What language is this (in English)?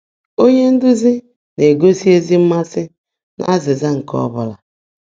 Igbo